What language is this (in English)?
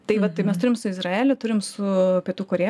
Lithuanian